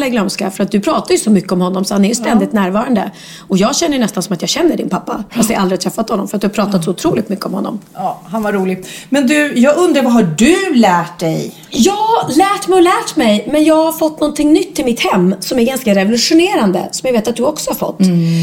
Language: Swedish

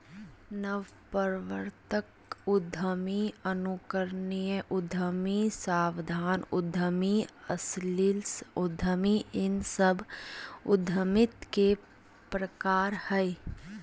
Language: Magahi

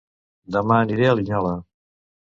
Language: Catalan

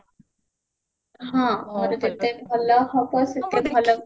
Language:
Odia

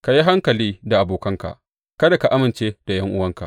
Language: Hausa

